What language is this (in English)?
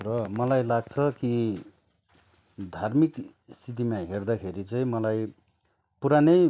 Nepali